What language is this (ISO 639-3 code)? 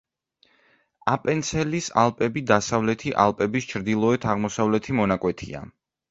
kat